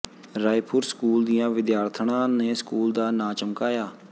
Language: Punjabi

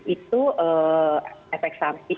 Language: Indonesian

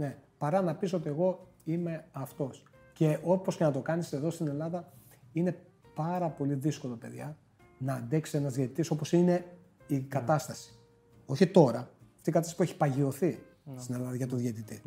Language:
Greek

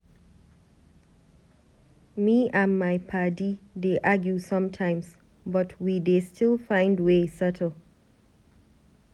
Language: Nigerian Pidgin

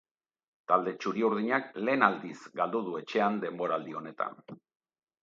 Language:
Basque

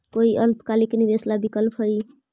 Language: Magahi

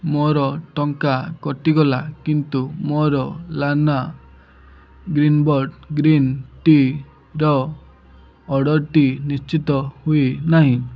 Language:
Odia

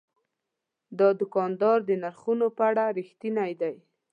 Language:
Pashto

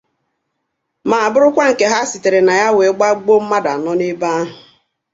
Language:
Igbo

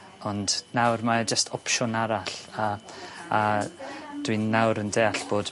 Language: Welsh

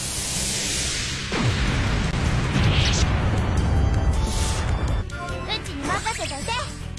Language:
Indonesian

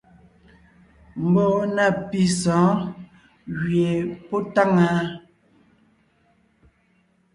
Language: Ngiemboon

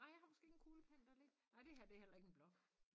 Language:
Danish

